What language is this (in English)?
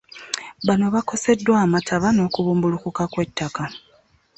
Ganda